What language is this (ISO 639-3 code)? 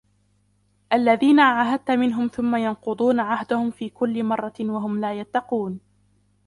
ara